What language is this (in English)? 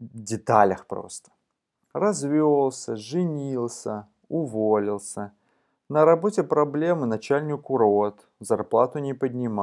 Russian